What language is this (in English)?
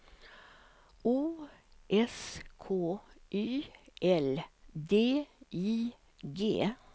Swedish